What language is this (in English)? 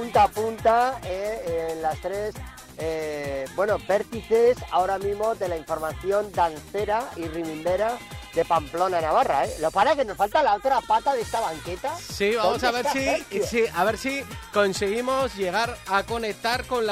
Spanish